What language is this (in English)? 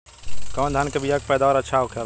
Bhojpuri